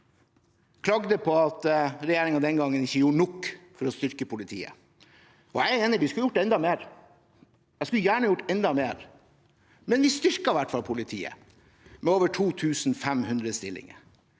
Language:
Norwegian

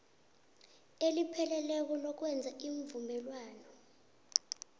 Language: South Ndebele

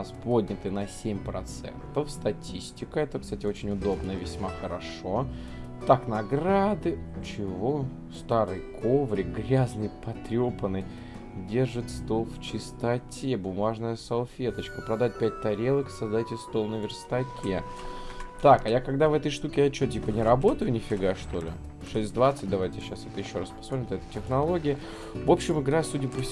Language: Russian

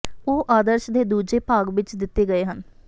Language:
Punjabi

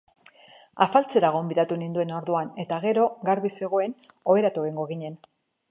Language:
Basque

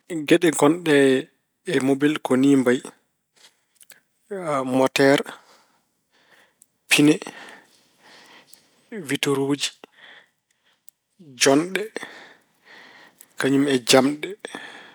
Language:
Fula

